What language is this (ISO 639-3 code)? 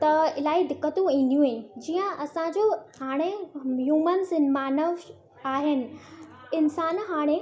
snd